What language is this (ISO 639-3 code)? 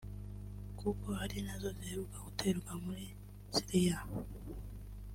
kin